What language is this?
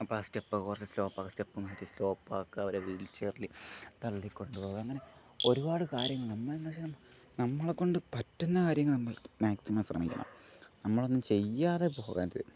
Malayalam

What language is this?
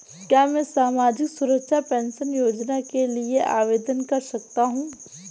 Hindi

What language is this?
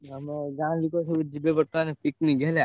Odia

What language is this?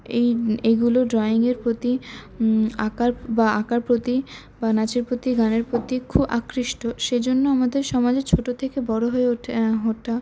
Bangla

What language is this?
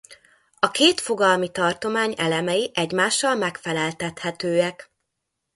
Hungarian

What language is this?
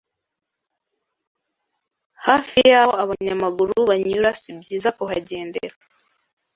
Kinyarwanda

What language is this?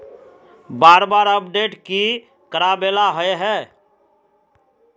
Magahi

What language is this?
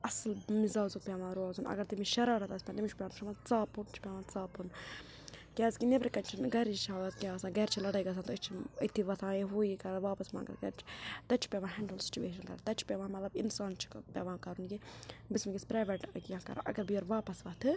Kashmiri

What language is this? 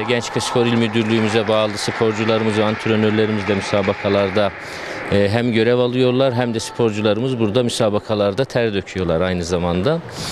Turkish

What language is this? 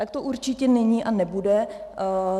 Czech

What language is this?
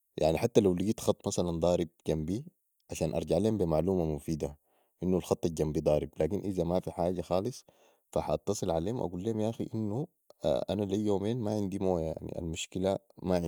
Sudanese Arabic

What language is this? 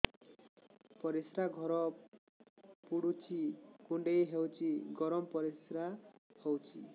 Odia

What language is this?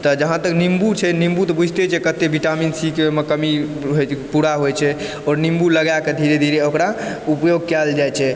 Maithili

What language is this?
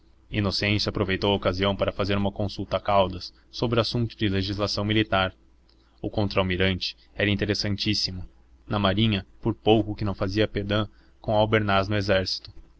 Portuguese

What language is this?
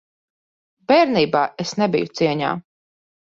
Latvian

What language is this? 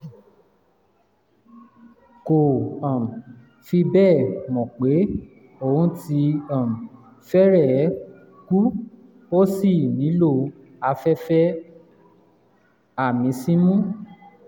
Yoruba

